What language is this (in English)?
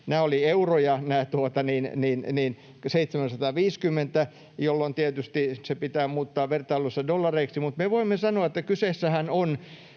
Finnish